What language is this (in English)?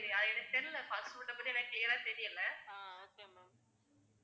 Tamil